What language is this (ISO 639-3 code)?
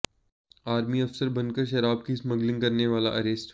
hin